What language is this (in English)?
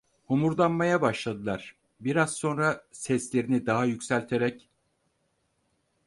Turkish